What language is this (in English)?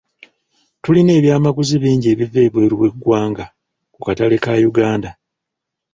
Ganda